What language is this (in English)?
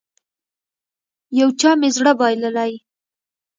Pashto